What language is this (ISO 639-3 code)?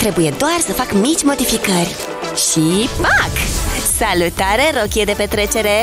ron